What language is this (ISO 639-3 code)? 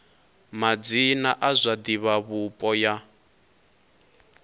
ven